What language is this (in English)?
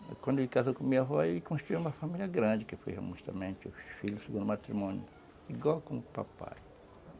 Portuguese